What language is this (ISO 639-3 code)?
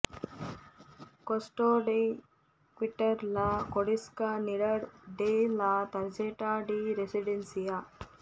kan